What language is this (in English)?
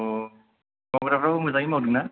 Bodo